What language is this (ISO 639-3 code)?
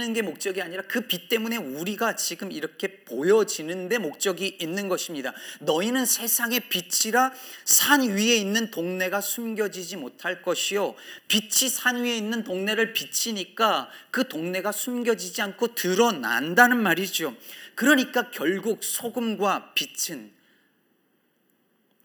kor